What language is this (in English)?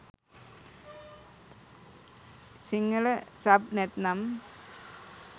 Sinhala